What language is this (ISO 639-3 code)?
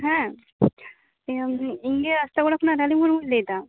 sat